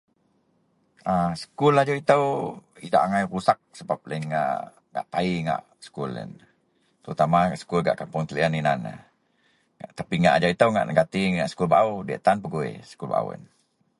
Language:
Central Melanau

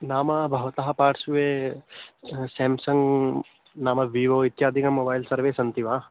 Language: Sanskrit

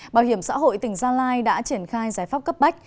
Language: Vietnamese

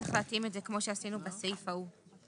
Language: Hebrew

